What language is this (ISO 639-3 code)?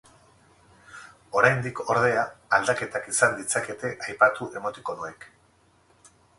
eus